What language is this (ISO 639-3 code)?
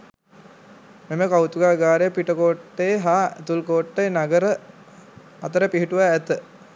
sin